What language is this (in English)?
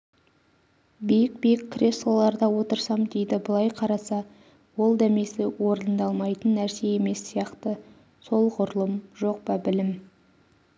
Kazakh